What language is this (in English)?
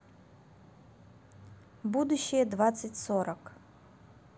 Russian